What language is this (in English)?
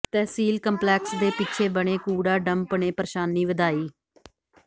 Punjabi